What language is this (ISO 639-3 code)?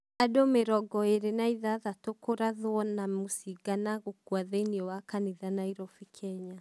kik